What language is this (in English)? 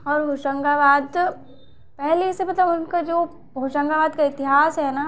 Hindi